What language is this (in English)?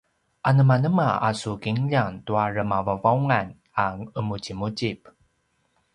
Paiwan